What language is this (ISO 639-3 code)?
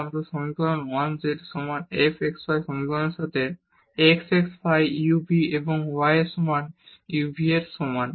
ben